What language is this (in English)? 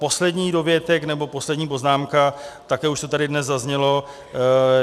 Czech